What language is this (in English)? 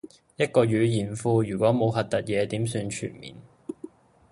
Cantonese